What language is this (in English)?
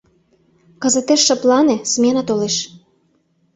Mari